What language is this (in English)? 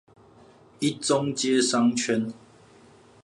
Chinese